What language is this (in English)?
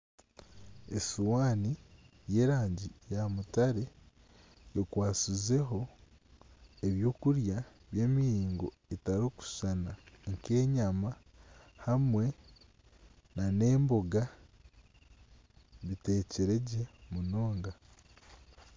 Nyankole